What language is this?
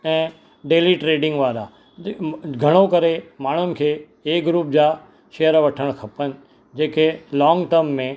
Sindhi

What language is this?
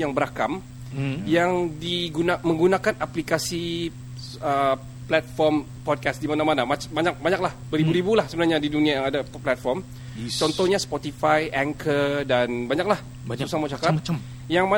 Malay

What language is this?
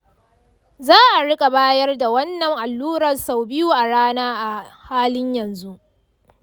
Hausa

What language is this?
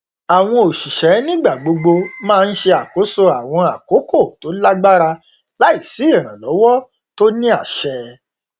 Yoruba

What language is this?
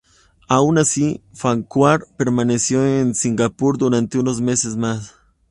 Spanish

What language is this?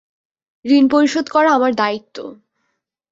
Bangla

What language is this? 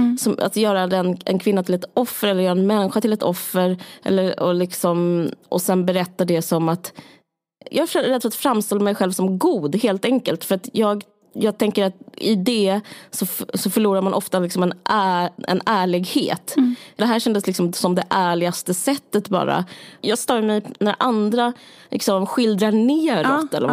Swedish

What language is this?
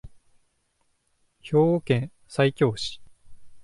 Japanese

